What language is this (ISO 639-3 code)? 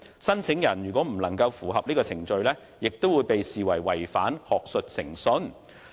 yue